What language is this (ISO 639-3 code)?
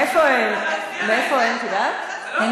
heb